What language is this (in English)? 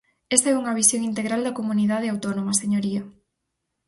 Galician